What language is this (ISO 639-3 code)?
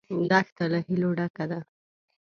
pus